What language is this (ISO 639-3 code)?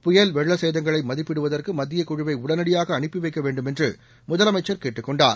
tam